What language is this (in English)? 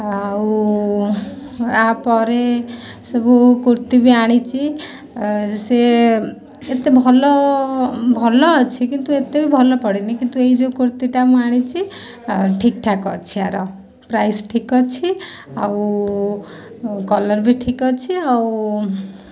Odia